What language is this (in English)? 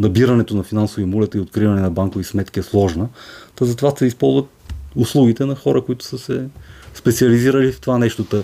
Bulgarian